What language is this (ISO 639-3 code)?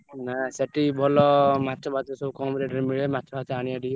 ori